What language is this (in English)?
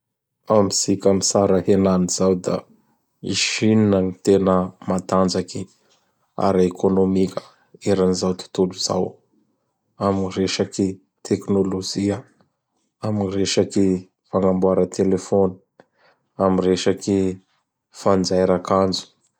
Bara Malagasy